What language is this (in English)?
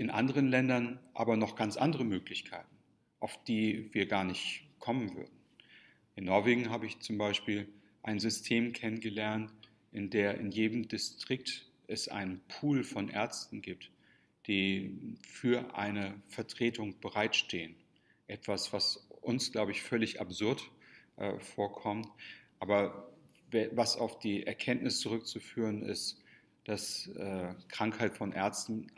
German